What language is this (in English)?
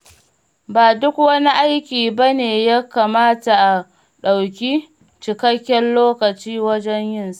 Hausa